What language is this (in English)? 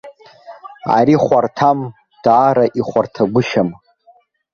Abkhazian